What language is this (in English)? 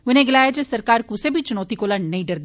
Dogri